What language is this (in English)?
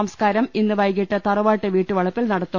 Malayalam